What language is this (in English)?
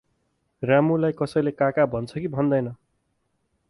Nepali